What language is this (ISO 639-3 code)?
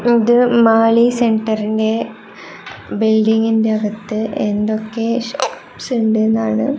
mal